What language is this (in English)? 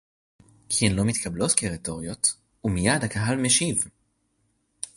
Hebrew